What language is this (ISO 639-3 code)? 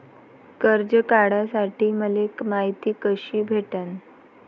mar